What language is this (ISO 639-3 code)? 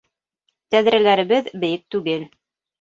bak